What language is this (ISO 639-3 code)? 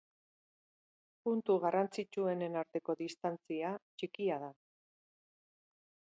eus